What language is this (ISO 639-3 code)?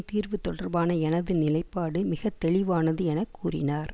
tam